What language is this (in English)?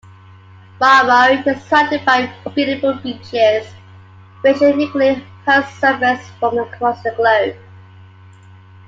English